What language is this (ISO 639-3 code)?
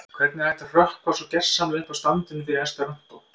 isl